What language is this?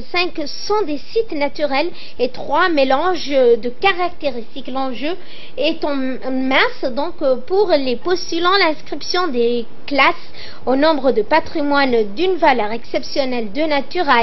French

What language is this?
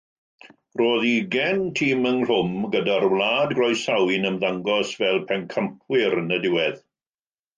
Welsh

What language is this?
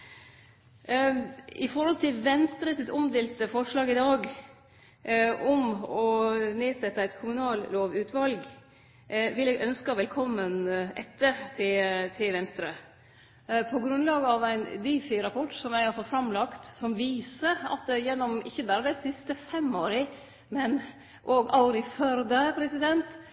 Norwegian Nynorsk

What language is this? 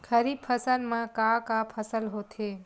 Chhattisgarhi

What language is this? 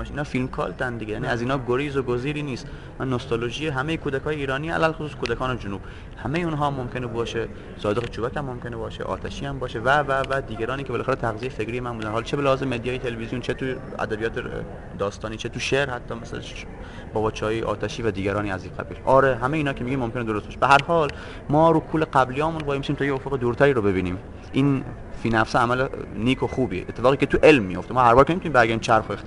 Persian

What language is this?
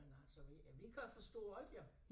Danish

